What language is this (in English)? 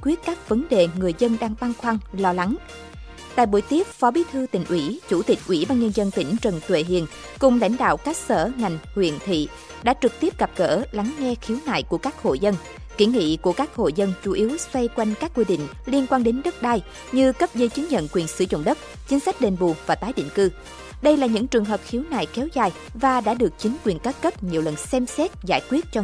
Vietnamese